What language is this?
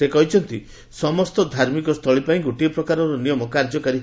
Odia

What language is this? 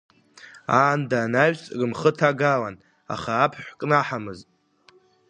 Abkhazian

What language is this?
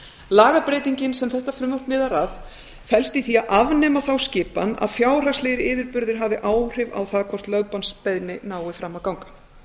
Icelandic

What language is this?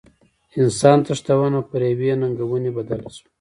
Pashto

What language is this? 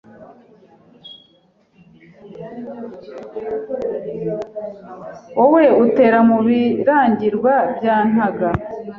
Kinyarwanda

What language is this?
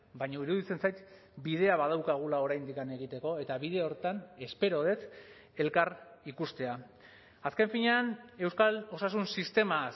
Basque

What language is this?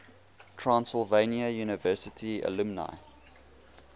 English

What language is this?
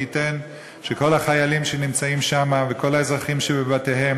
Hebrew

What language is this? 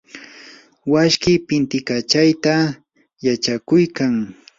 Yanahuanca Pasco Quechua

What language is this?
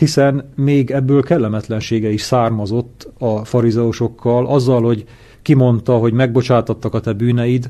Hungarian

